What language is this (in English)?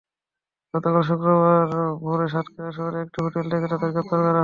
Bangla